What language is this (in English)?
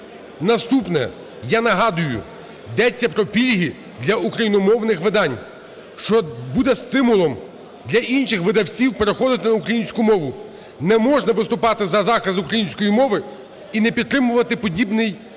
Ukrainian